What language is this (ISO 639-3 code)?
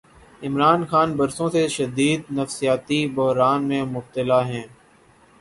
urd